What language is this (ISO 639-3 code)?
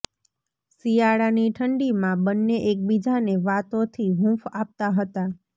guj